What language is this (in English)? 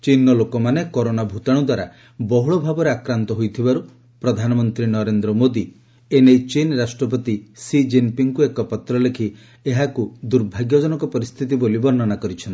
Odia